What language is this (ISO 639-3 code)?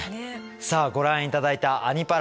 jpn